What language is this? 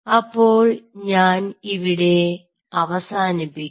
Malayalam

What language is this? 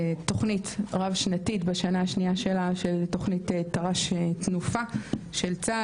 Hebrew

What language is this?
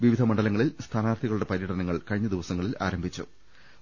Malayalam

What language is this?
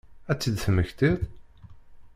Kabyle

